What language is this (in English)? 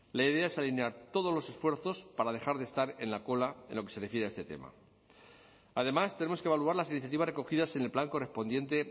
Spanish